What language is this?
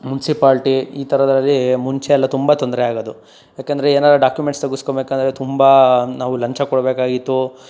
Kannada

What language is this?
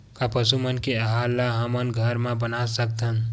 Chhattisgarhi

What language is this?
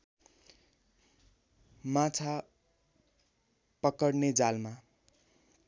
Nepali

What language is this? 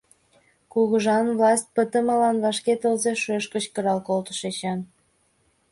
Mari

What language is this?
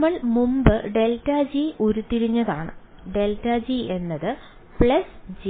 Malayalam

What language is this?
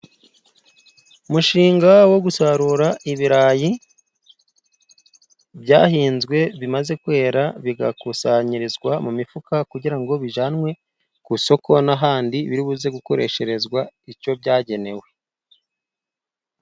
Kinyarwanda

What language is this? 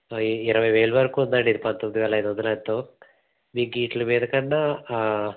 Telugu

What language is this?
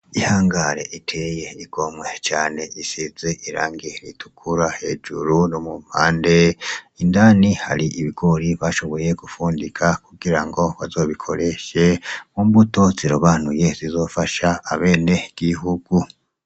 Rundi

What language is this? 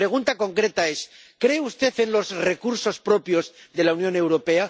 Spanish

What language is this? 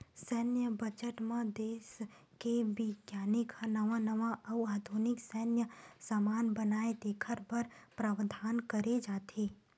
Chhattisgarhi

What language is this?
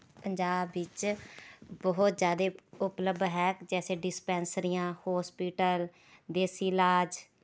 Punjabi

